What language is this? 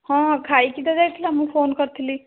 Odia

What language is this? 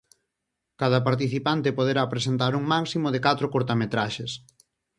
Galician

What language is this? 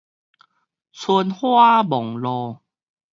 Min Nan Chinese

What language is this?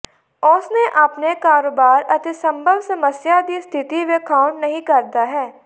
Punjabi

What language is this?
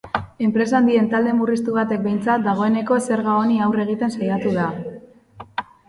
Basque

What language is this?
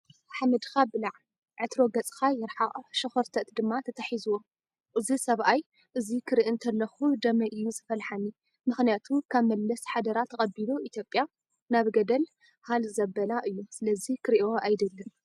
Tigrinya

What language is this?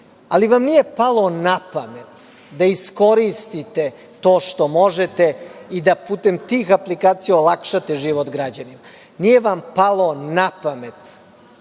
Serbian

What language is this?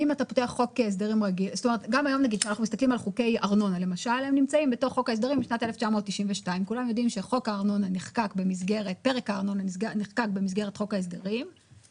Hebrew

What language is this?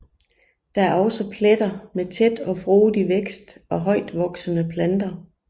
Danish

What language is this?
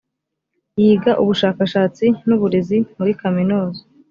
Kinyarwanda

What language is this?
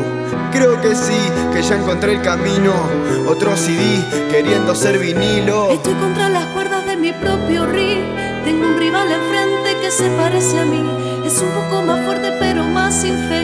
Spanish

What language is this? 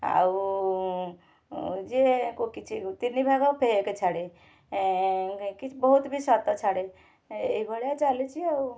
Odia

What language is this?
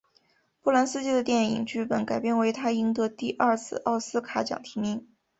Chinese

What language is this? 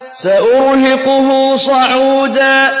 Arabic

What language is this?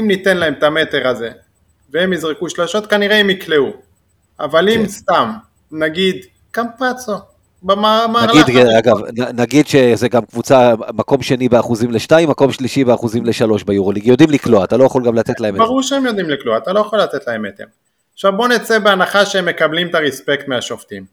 Hebrew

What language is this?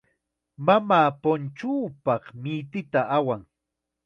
Chiquián Ancash Quechua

